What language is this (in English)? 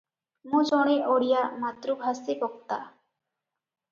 Odia